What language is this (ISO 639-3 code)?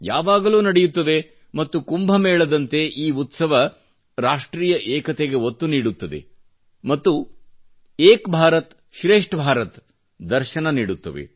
kan